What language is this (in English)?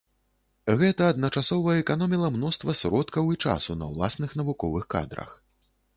Belarusian